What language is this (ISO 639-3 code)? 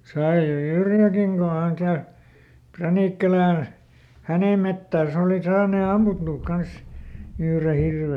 fin